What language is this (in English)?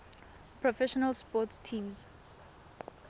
Tswana